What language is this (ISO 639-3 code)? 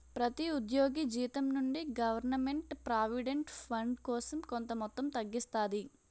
tel